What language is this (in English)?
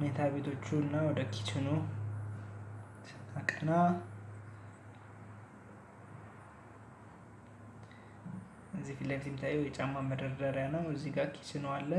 Amharic